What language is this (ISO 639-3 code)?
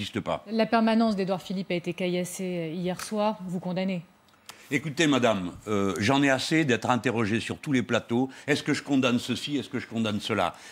fra